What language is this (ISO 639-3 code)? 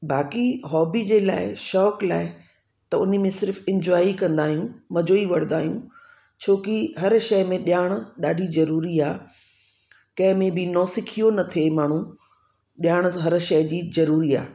snd